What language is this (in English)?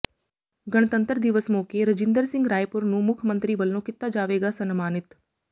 Punjabi